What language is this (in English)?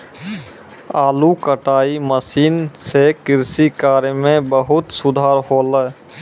Maithili